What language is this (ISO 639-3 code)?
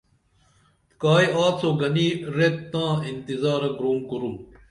dml